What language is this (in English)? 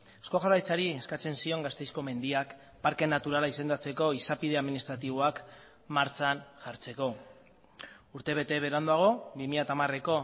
Basque